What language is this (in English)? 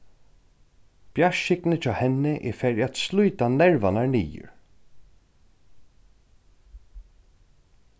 Faroese